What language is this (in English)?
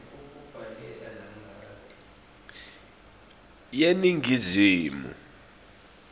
Swati